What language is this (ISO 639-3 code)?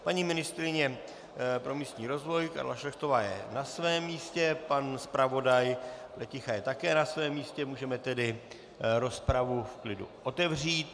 ces